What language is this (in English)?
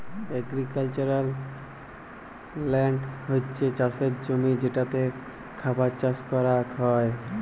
Bangla